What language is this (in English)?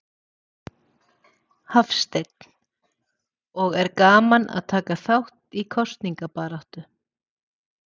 Icelandic